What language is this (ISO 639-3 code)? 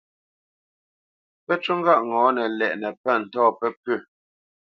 bce